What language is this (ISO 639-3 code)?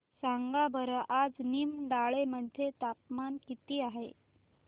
mar